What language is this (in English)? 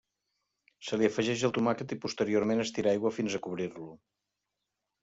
Catalan